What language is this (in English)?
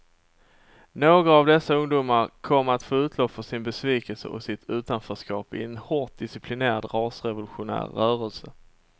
Swedish